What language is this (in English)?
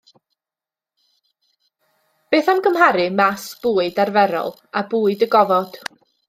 Welsh